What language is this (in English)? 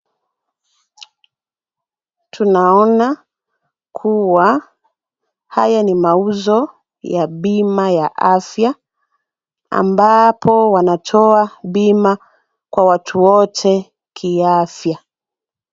Swahili